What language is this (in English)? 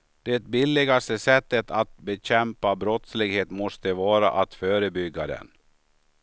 Swedish